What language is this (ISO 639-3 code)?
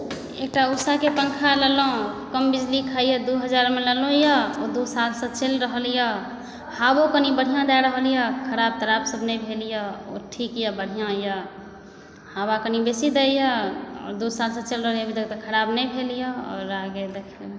mai